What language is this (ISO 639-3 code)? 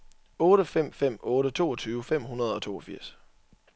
dan